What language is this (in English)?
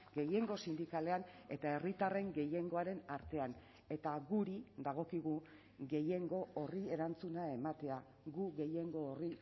Basque